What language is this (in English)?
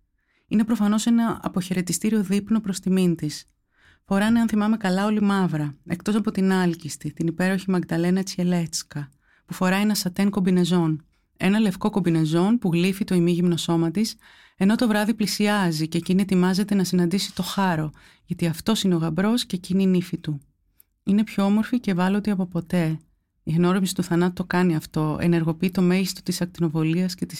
Greek